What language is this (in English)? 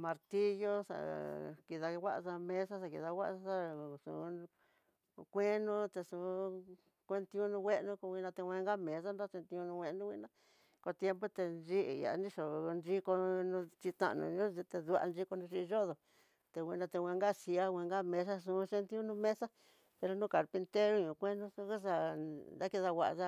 Tidaá Mixtec